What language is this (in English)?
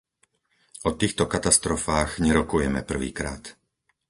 Slovak